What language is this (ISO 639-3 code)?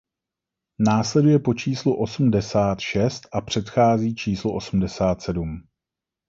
ces